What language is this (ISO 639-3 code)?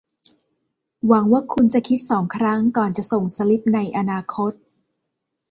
tha